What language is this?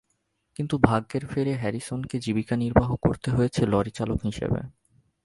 Bangla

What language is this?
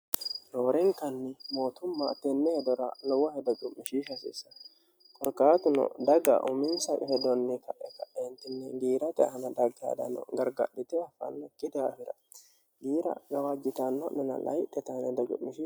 Sidamo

